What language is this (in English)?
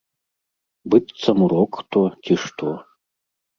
Belarusian